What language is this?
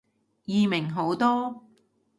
Cantonese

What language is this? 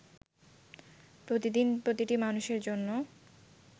Bangla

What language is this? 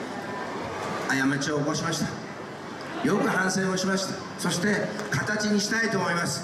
Japanese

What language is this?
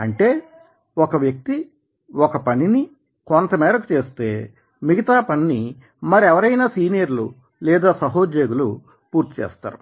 Telugu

